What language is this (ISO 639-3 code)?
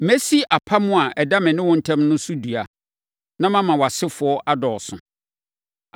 aka